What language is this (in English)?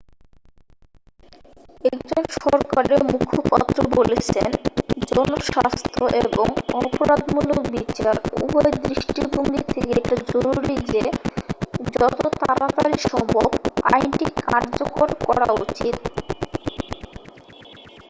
Bangla